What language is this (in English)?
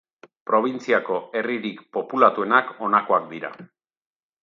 Basque